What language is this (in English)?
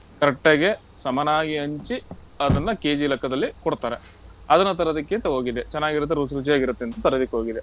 Kannada